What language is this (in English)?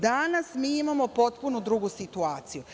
Serbian